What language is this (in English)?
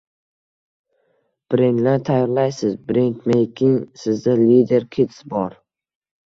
Uzbek